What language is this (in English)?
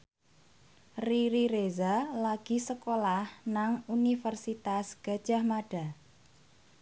Javanese